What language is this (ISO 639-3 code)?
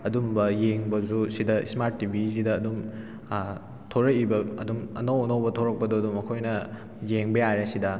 mni